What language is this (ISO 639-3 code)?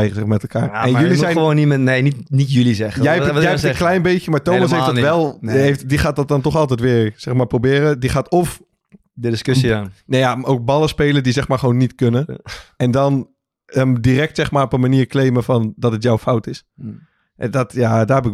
nld